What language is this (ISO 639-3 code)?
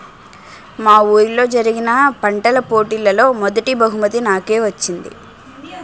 tel